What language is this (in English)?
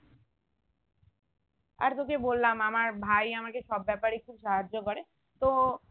Bangla